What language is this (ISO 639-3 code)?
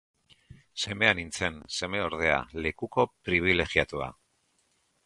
eus